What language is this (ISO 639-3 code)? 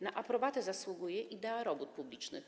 pol